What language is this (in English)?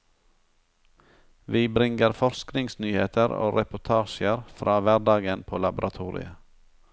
Norwegian